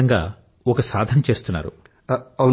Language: Telugu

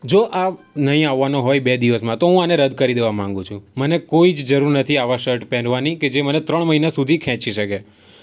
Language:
Gujarati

